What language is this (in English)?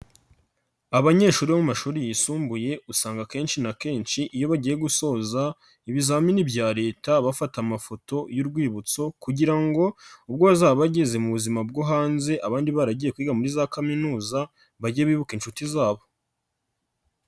Kinyarwanda